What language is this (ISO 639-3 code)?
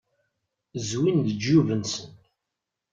kab